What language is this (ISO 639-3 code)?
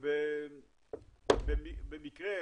heb